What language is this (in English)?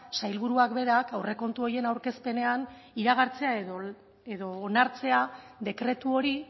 Basque